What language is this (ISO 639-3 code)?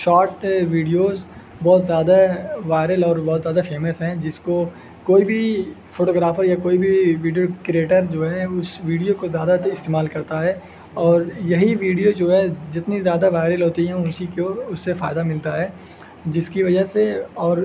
urd